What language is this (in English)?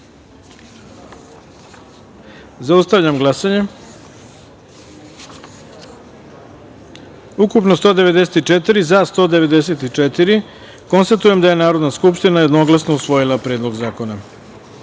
Serbian